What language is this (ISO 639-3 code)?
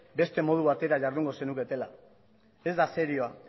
eus